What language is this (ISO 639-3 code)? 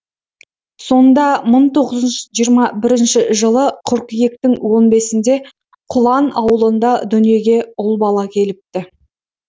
kaz